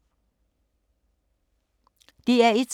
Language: Danish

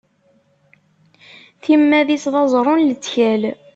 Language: Kabyle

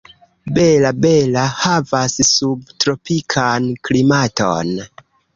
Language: Esperanto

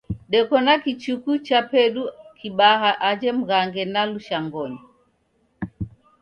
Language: Taita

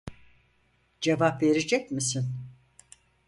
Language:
Turkish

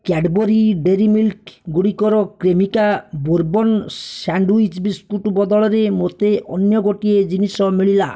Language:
Odia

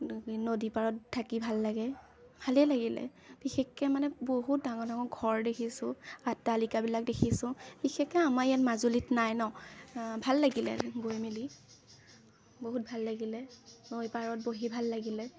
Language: Assamese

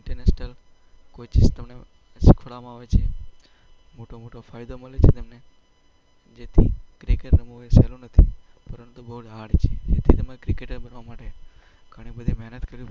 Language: Gujarati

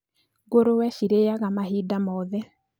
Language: Kikuyu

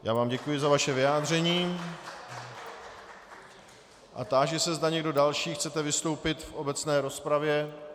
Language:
Czech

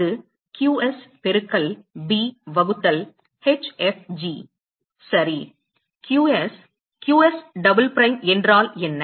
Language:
Tamil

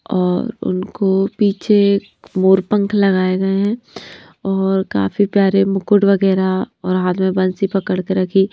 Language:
Hindi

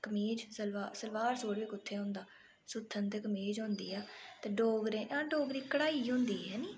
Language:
Dogri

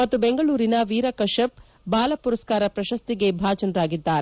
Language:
Kannada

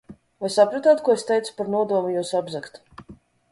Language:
Latvian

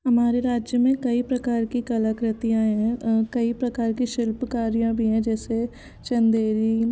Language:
Hindi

